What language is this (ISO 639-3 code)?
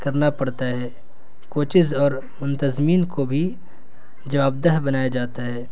urd